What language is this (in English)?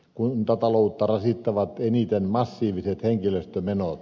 Finnish